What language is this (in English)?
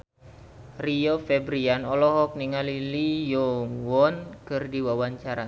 Sundanese